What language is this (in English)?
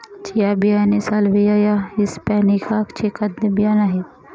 Marathi